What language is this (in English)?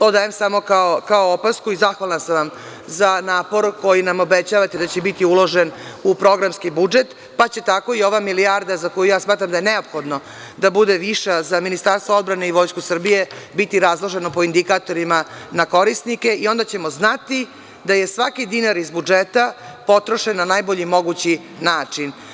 Serbian